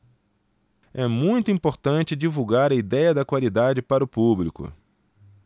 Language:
Portuguese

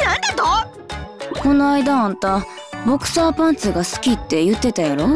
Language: Japanese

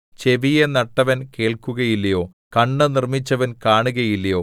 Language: Malayalam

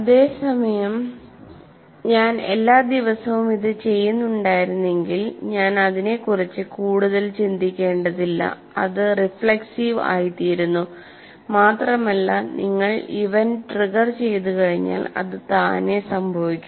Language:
Malayalam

